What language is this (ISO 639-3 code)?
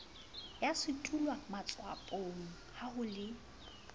sot